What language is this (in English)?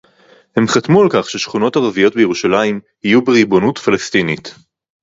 Hebrew